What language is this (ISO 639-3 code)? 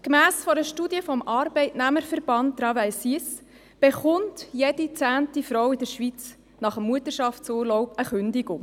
gsw